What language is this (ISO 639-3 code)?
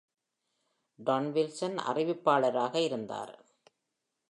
tam